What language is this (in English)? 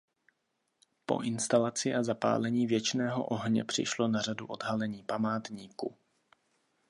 Czech